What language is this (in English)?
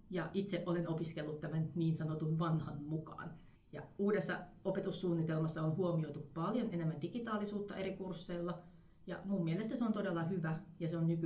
Finnish